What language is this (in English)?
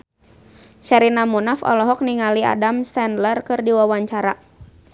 Sundanese